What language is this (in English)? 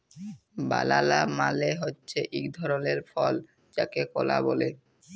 Bangla